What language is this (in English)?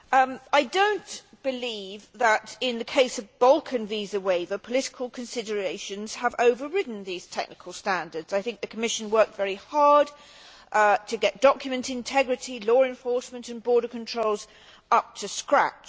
English